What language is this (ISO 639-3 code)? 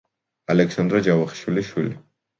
kat